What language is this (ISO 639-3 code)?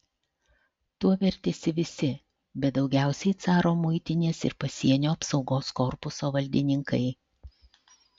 lit